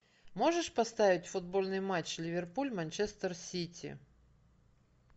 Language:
Russian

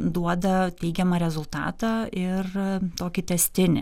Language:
Lithuanian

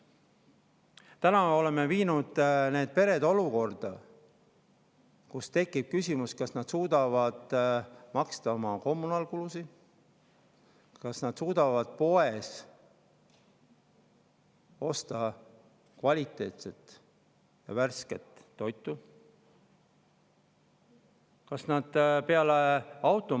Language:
Estonian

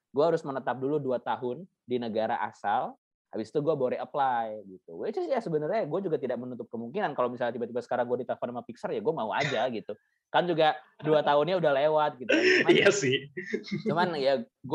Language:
Indonesian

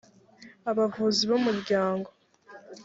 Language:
Kinyarwanda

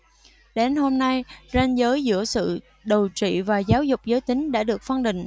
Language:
Vietnamese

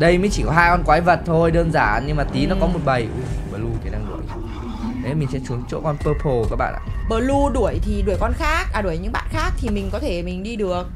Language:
Vietnamese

